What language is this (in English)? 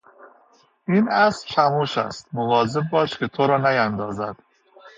Persian